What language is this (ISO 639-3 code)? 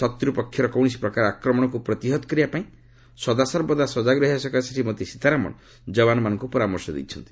ori